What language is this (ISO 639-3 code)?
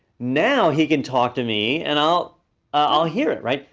eng